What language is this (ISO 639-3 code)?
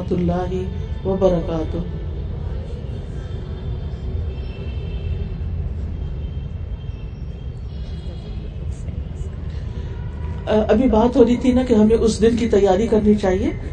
urd